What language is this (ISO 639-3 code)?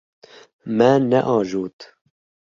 kur